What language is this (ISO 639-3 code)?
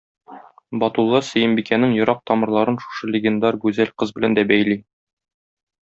tat